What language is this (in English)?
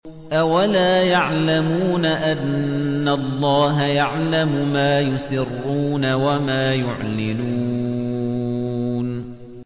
Arabic